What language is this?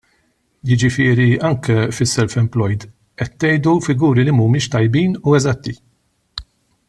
Maltese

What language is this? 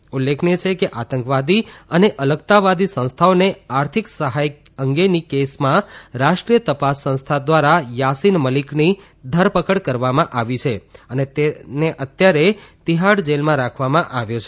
Gujarati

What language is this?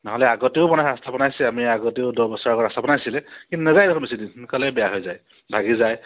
Assamese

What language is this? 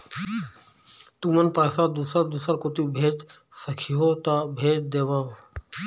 Chhattisgarhi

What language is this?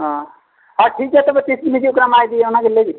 Santali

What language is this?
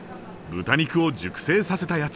Japanese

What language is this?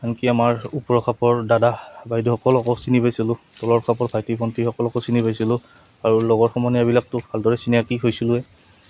Assamese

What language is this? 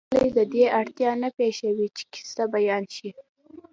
Pashto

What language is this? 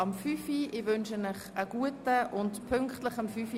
Swiss German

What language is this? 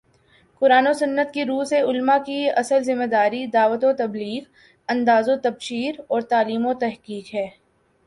Urdu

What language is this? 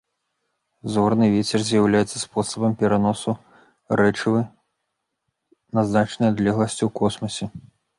Belarusian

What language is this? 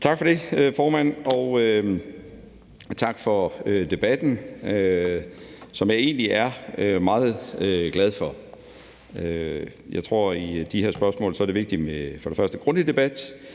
Danish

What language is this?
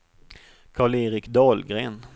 Swedish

